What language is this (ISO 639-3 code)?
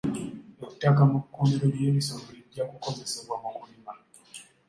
lug